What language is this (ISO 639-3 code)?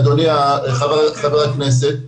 heb